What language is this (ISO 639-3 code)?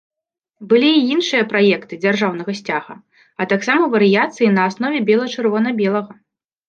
bel